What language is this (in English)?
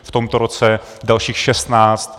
Czech